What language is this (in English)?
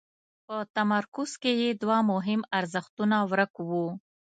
Pashto